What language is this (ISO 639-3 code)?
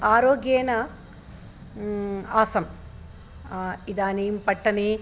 san